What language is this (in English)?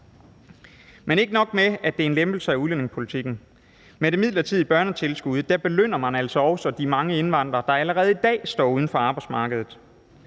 Danish